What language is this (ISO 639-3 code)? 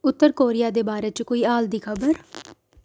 doi